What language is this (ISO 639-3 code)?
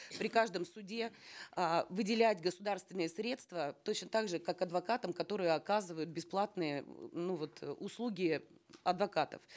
kaz